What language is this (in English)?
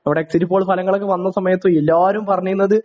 Malayalam